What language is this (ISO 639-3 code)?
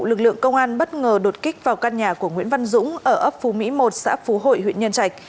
vie